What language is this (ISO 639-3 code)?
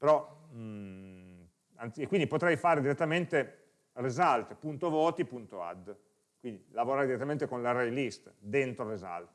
ita